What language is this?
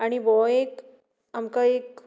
Konkani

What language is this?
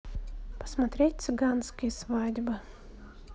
Russian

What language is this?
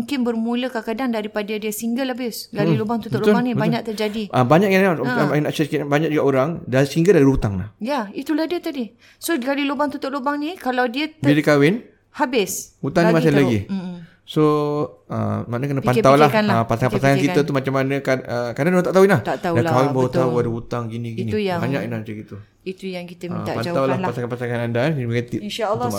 Malay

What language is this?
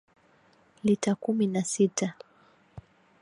Swahili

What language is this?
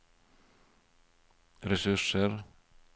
Norwegian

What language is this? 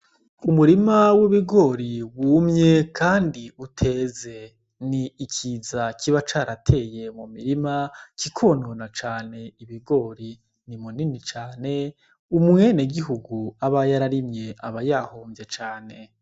Rundi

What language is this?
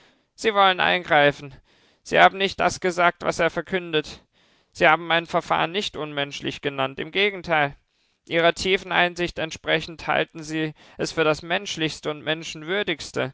German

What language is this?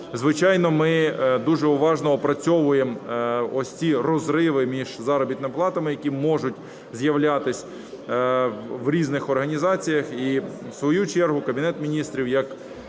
Ukrainian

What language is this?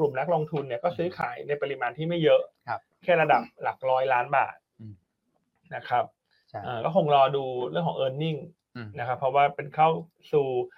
Thai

